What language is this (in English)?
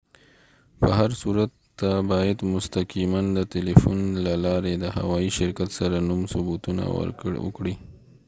Pashto